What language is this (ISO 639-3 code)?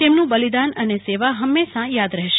guj